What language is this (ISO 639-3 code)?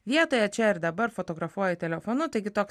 lit